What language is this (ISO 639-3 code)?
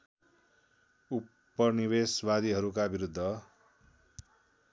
nep